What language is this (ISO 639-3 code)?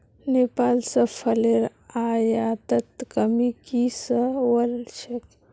mag